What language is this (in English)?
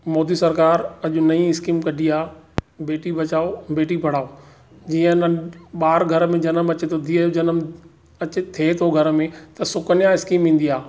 Sindhi